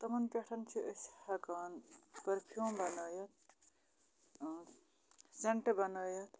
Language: Kashmiri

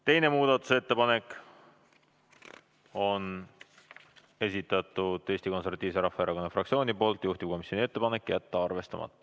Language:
Estonian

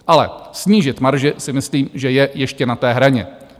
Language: Czech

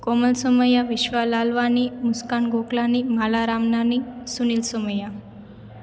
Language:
Sindhi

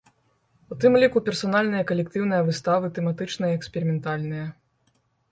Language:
Belarusian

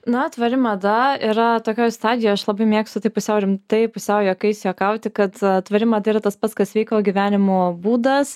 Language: Lithuanian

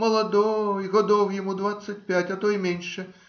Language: Russian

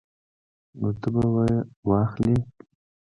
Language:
Pashto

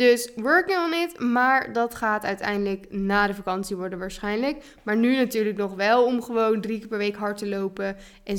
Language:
Dutch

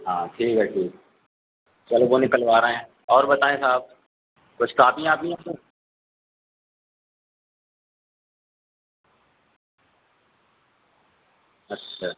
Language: Urdu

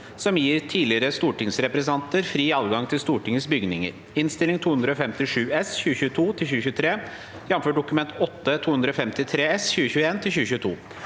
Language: Norwegian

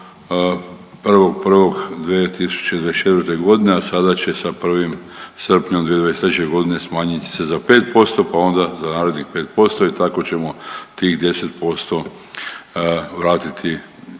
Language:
Croatian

